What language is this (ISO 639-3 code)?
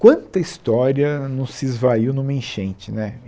por